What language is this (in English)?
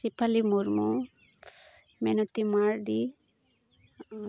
Santali